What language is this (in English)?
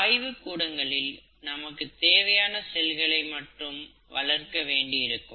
Tamil